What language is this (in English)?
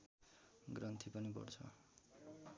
Nepali